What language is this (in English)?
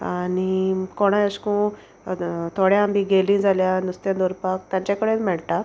Konkani